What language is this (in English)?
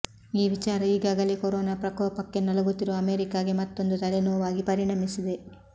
Kannada